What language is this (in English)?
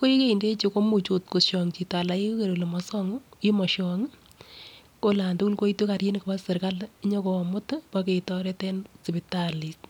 Kalenjin